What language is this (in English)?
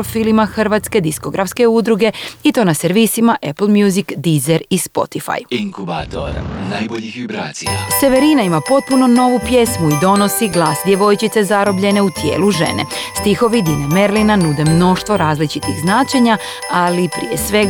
Croatian